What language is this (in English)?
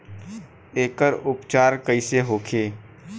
Bhojpuri